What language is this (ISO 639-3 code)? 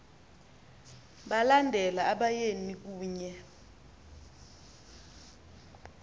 xho